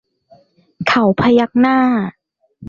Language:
Thai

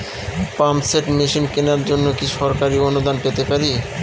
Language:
Bangla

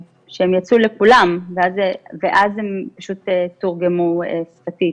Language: Hebrew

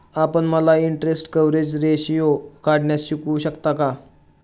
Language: Marathi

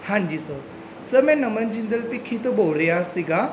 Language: Punjabi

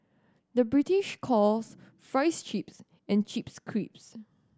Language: English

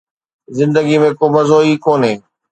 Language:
Sindhi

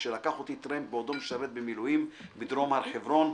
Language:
Hebrew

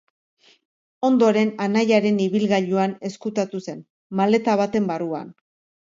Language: Basque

